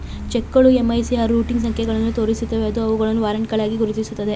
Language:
Kannada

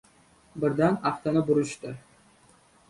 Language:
Uzbek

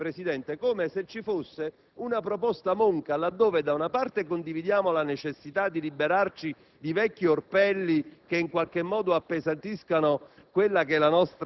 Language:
Italian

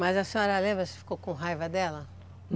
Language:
Portuguese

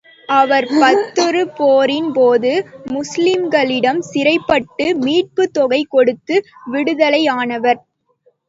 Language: Tamil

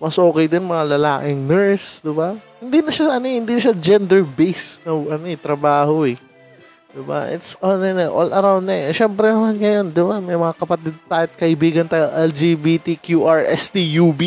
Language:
Filipino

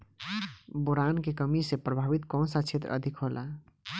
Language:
Bhojpuri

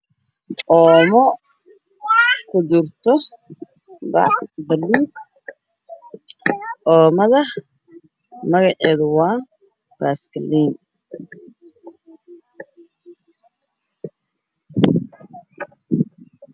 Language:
Somali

